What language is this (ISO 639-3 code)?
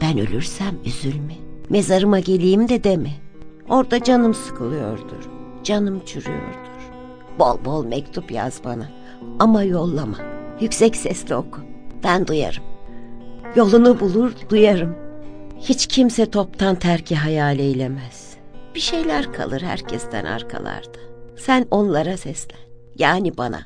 tur